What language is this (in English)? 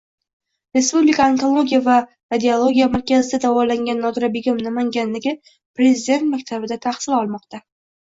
Uzbek